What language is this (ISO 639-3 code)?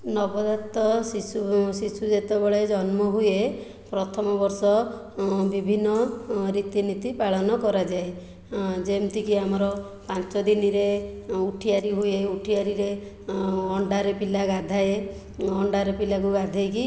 ori